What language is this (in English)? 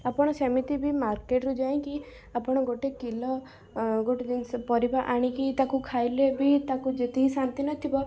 Odia